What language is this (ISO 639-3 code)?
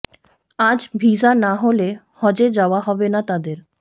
ben